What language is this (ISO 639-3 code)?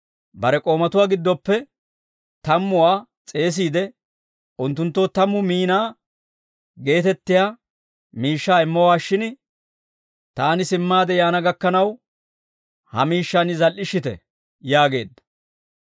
dwr